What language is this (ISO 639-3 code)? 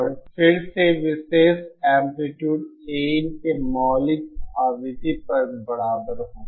hin